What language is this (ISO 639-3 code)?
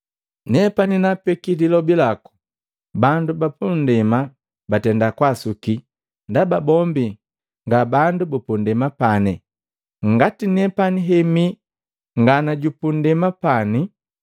mgv